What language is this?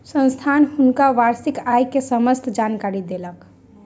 Maithili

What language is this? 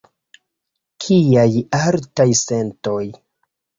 Esperanto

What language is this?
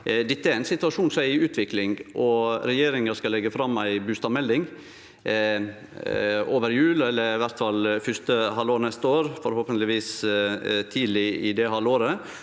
Norwegian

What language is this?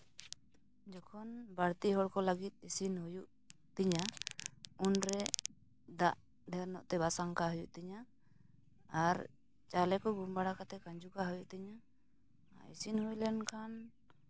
Santali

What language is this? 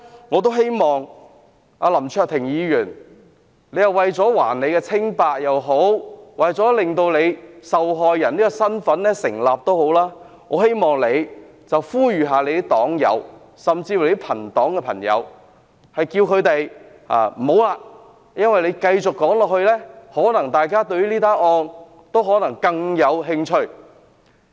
Cantonese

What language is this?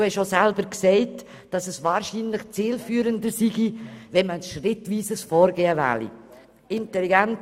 Swiss German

